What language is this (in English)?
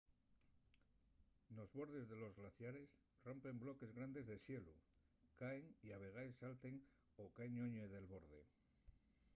Asturian